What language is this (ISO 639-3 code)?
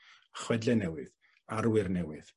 cym